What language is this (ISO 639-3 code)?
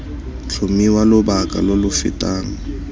tsn